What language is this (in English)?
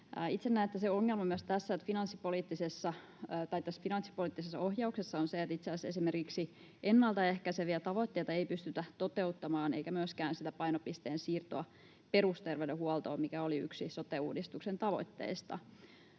Finnish